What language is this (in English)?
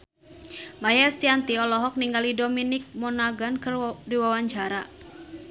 Sundanese